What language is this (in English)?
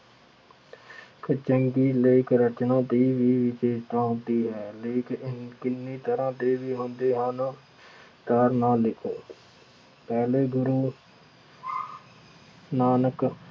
Punjabi